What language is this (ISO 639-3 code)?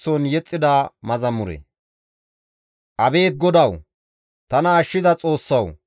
gmv